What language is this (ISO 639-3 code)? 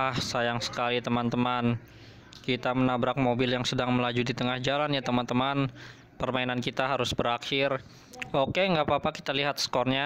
ind